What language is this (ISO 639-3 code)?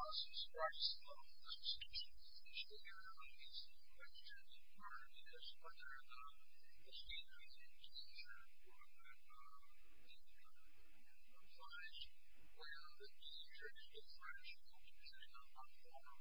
eng